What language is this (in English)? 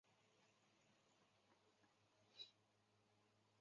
Chinese